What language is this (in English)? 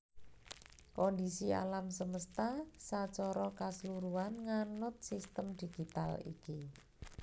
Javanese